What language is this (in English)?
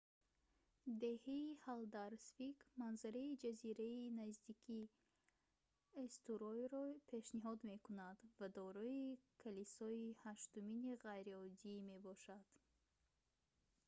Tajik